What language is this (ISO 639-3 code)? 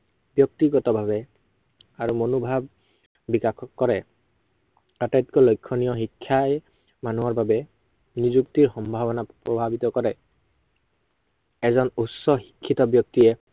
asm